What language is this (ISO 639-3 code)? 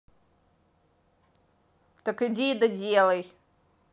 rus